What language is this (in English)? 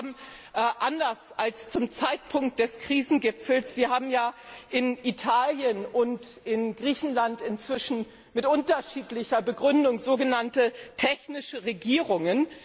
German